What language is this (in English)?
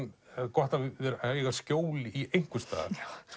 Icelandic